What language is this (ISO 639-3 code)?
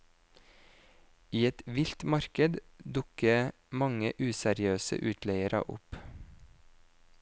nor